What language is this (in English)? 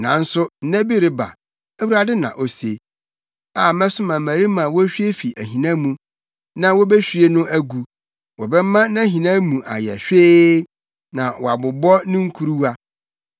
Akan